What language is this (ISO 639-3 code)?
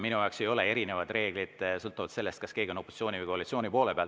est